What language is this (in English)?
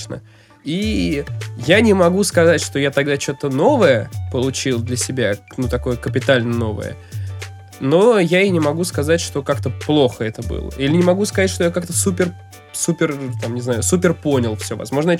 Russian